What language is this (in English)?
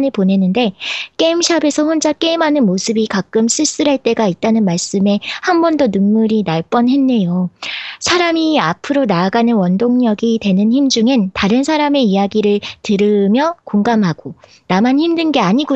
Korean